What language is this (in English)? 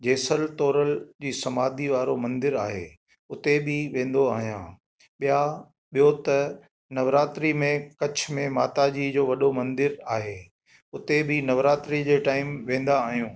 Sindhi